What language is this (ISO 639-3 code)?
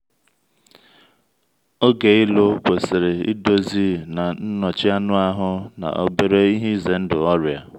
ibo